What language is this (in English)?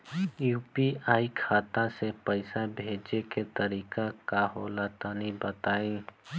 Bhojpuri